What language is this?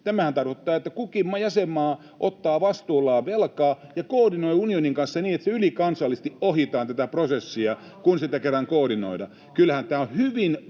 Finnish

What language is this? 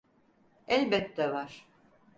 Turkish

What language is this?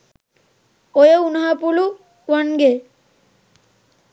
Sinhala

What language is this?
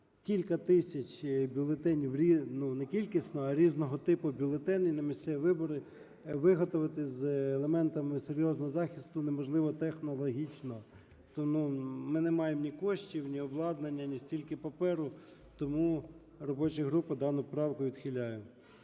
Ukrainian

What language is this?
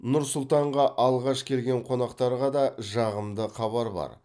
Kazakh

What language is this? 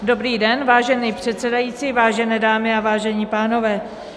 Czech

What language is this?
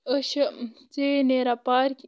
Kashmiri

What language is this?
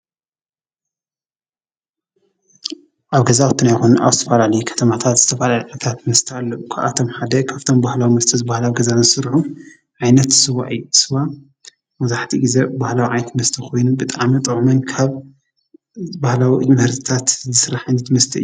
Tigrinya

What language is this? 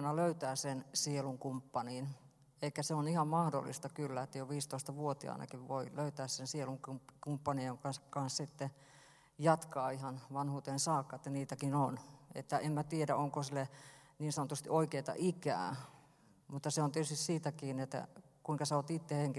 Finnish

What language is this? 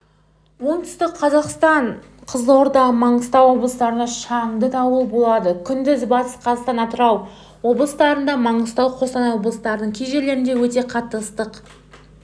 Kazakh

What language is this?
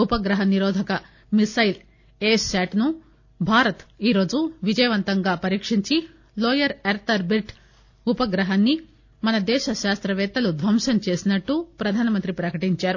Telugu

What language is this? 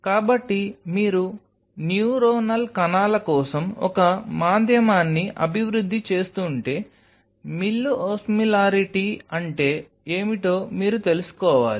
Telugu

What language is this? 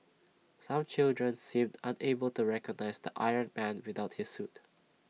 English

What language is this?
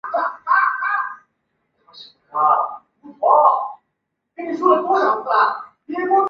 Chinese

